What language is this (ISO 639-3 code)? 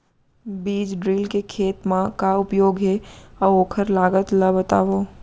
hne